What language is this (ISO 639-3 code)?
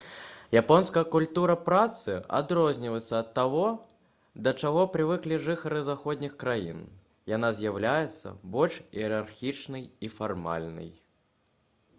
bel